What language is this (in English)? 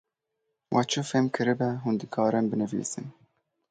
Kurdish